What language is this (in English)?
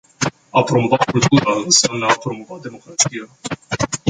Romanian